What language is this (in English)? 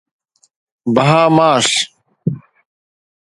Sindhi